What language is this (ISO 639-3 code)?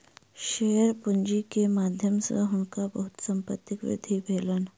mai